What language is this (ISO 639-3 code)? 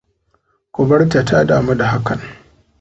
hau